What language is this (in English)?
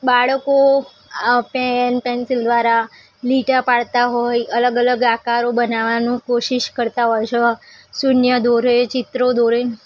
Gujarati